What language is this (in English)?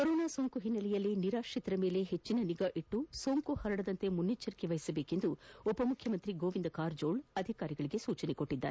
Kannada